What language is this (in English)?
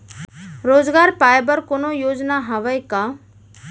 Chhattisgarhi